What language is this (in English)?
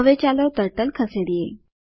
Gujarati